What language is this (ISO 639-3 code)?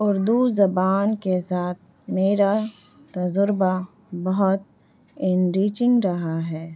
urd